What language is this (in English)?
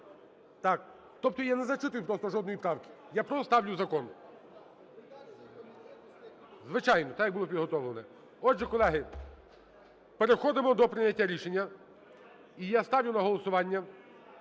Ukrainian